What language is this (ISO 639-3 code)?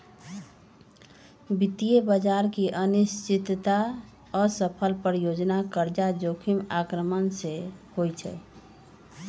mag